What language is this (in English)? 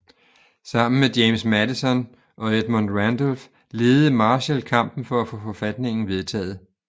Danish